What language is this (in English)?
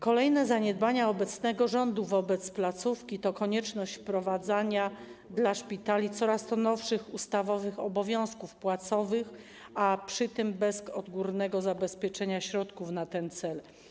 Polish